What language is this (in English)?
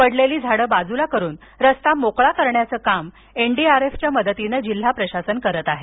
Marathi